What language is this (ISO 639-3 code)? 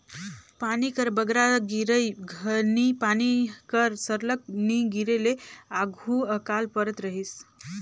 hne